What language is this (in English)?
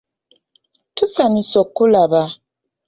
Ganda